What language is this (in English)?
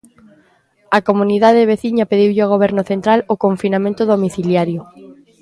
Galician